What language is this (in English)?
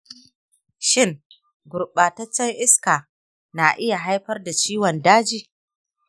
Hausa